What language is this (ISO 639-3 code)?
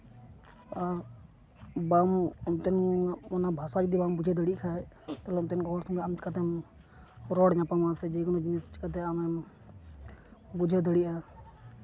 sat